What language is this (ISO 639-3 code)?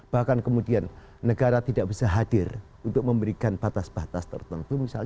ind